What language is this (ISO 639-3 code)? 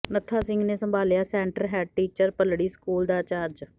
pan